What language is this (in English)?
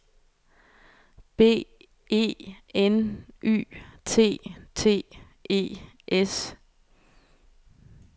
Danish